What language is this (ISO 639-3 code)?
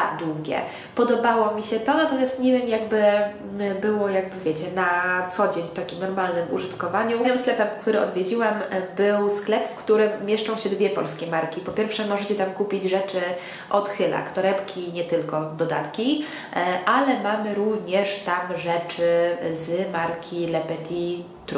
pol